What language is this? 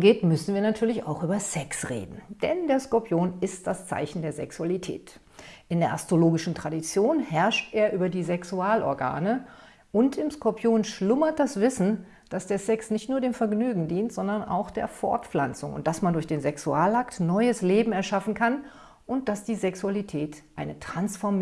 German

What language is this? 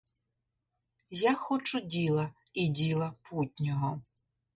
Ukrainian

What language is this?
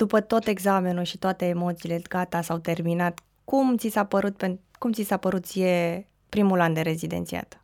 Romanian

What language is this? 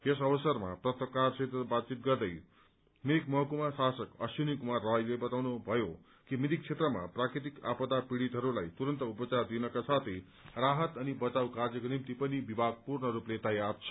Nepali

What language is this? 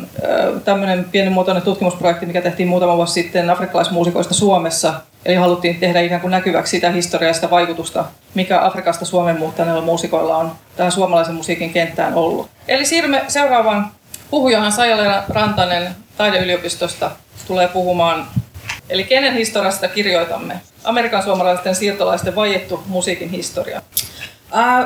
Finnish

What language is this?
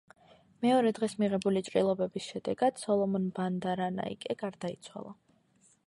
Georgian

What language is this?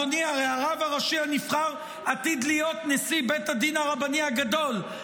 Hebrew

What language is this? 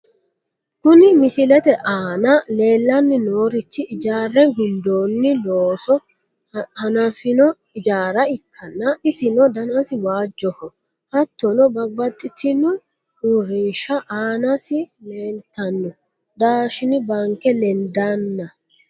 Sidamo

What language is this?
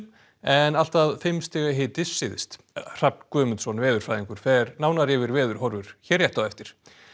Icelandic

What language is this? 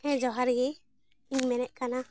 Santali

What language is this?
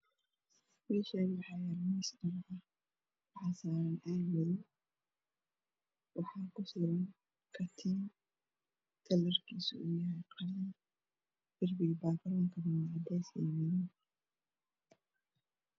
Somali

